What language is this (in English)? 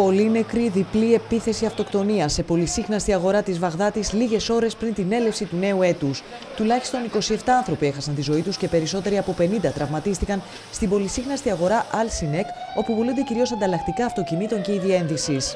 Greek